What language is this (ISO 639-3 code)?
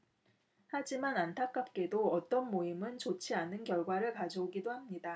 kor